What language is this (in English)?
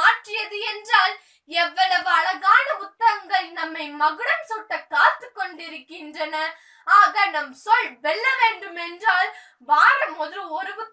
Turkish